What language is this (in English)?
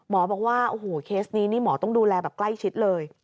Thai